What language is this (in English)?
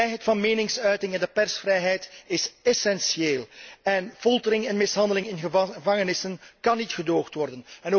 Dutch